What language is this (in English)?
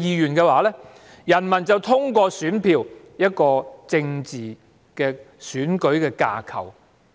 Cantonese